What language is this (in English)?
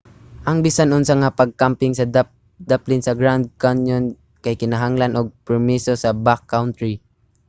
Cebuano